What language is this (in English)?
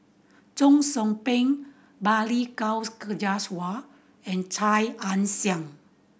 English